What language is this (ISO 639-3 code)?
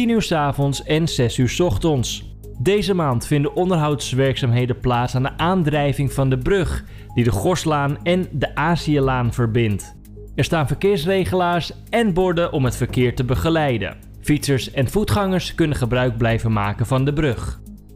nld